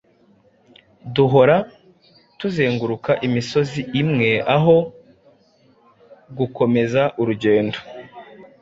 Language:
Kinyarwanda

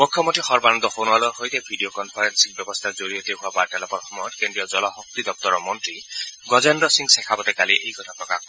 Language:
Assamese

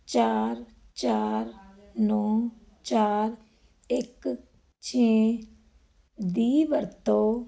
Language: Punjabi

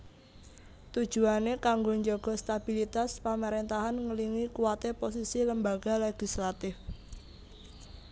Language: Javanese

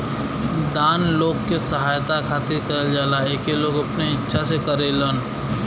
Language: Bhojpuri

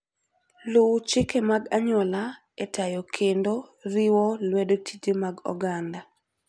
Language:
Luo (Kenya and Tanzania)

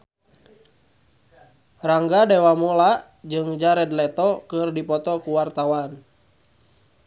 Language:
Sundanese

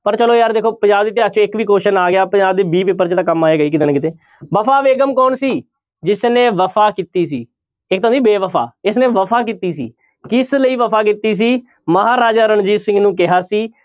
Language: Punjabi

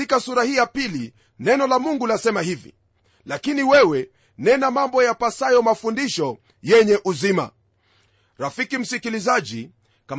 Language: Swahili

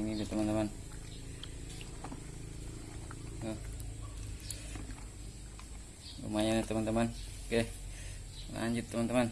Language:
Indonesian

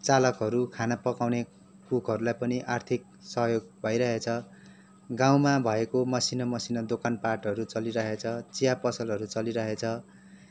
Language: Nepali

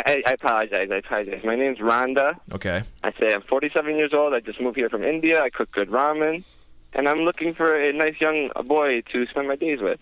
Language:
English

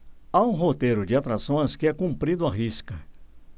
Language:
Portuguese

